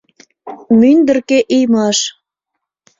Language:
Mari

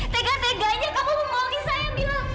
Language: Indonesian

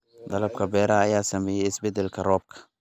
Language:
Somali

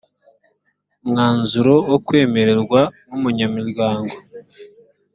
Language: Kinyarwanda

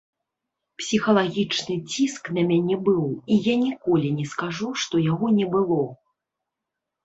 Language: Belarusian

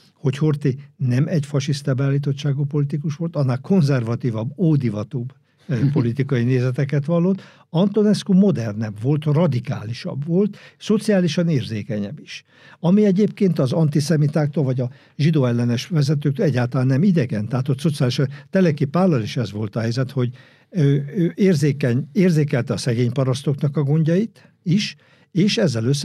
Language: Hungarian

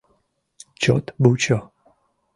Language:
Mari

